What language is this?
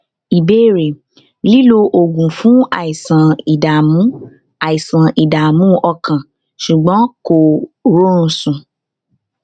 Yoruba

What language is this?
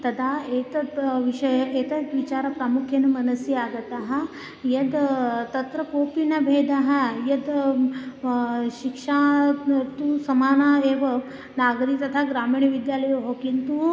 Sanskrit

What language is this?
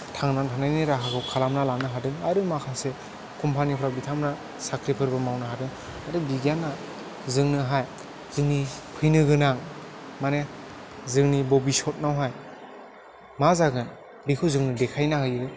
Bodo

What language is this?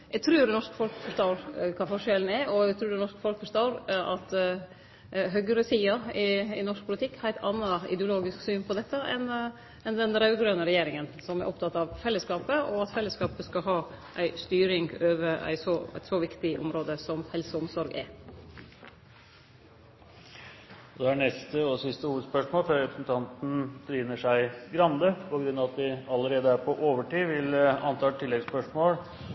Norwegian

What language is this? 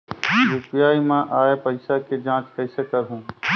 Chhattisgarhi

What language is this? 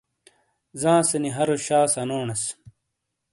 Shina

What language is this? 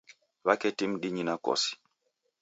Taita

